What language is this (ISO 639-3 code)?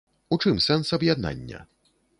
bel